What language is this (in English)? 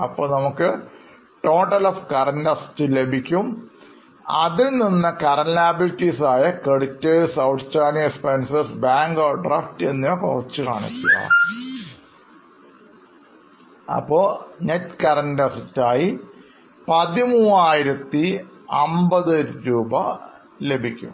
Malayalam